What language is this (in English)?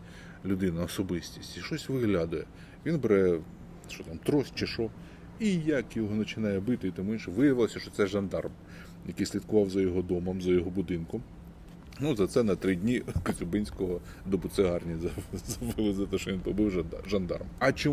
Ukrainian